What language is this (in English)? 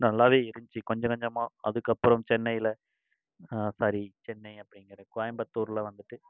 Tamil